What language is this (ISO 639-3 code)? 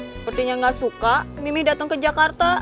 ind